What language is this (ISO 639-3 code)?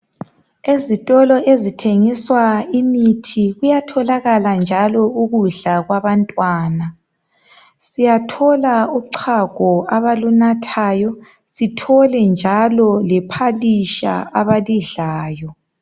nde